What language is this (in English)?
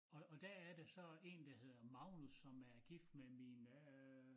Danish